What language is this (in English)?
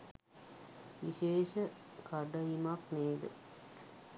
Sinhala